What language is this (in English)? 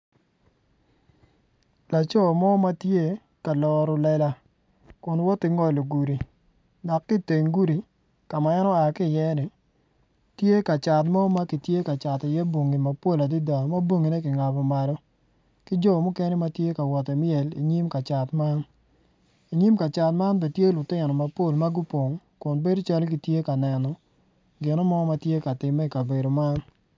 Acoli